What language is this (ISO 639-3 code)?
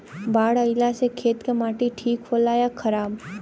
bho